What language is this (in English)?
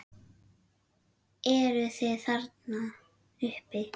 Icelandic